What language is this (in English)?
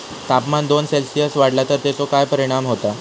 Marathi